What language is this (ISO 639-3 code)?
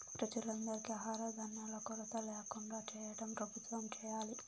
tel